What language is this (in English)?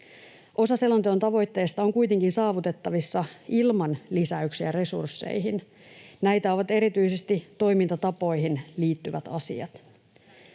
Finnish